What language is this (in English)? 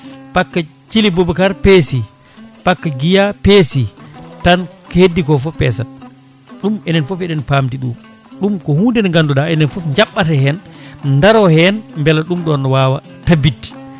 Fula